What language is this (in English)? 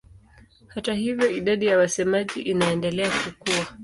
Swahili